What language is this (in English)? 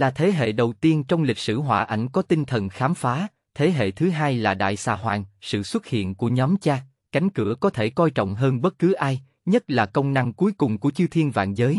Vietnamese